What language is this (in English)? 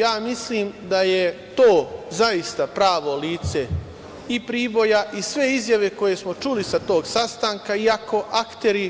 Serbian